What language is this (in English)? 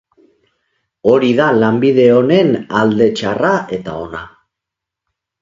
Basque